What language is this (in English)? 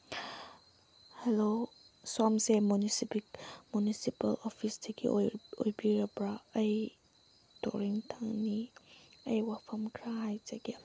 Manipuri